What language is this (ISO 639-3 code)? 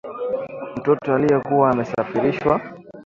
swa